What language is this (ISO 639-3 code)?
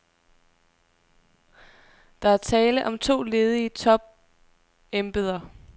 dan